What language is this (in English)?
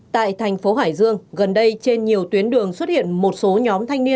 Vietnamese